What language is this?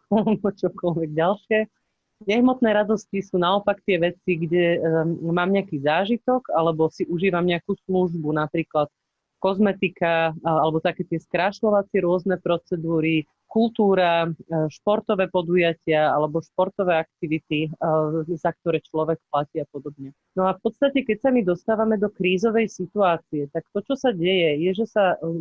Slovak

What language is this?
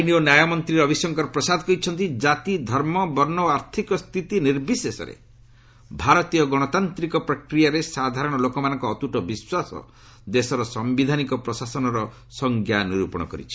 Odia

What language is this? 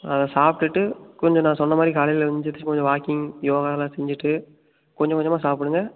Tamil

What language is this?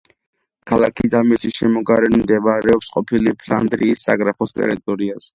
Georgian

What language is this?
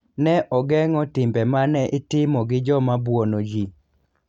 Luo (Kenya and Tanzania)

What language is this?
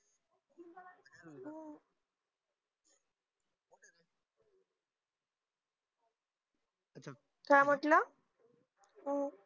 Marathi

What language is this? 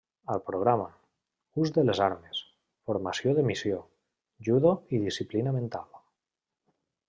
Catalan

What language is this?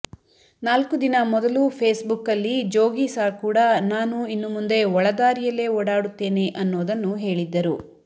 Kannada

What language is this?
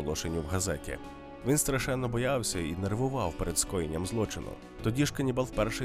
Ukrainian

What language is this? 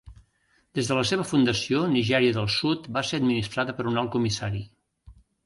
Catalan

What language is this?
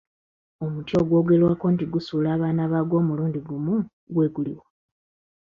Ganda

